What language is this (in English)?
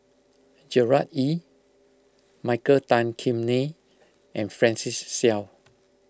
English